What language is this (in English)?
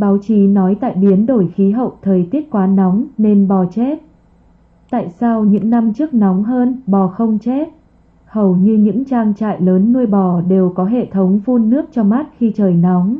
Vietnamese